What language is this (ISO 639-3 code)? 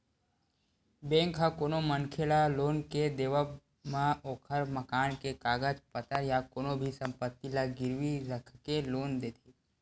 hne